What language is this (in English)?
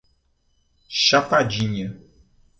Portuguese